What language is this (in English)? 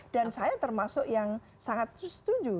Indonesian